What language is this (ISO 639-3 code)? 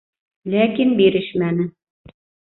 bak